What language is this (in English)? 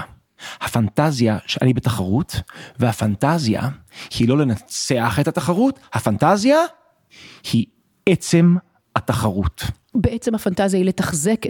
Hebrew